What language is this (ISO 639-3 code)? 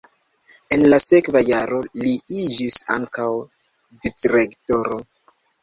epo